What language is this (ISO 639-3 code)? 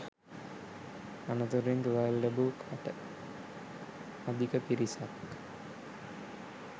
sin